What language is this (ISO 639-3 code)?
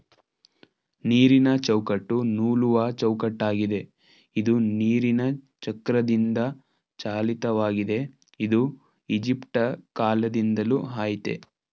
kan